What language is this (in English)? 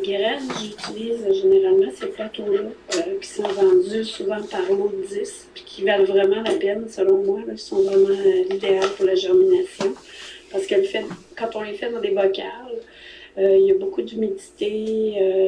French